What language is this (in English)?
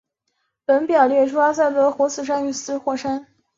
Chinese